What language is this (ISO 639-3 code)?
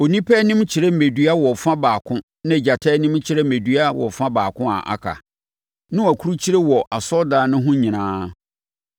aka